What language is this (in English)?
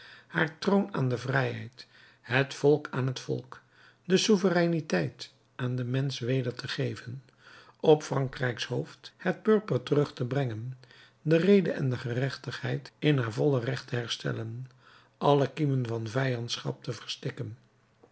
Dutch